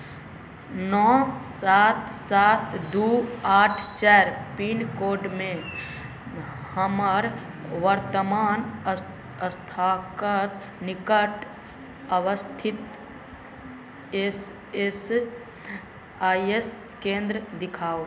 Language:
Maithili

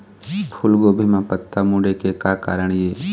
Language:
Chhattisgarhi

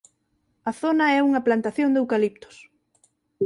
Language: Galician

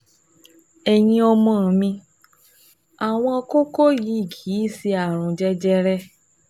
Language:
Yoruba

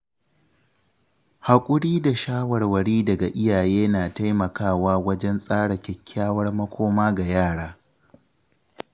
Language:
Hausa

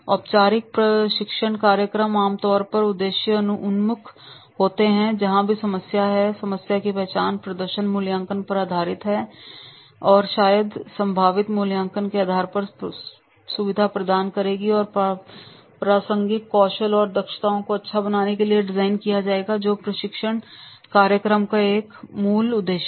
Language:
Hindi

